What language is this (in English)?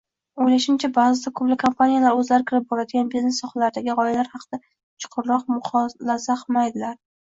Uzbek